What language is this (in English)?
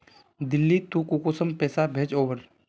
Magahi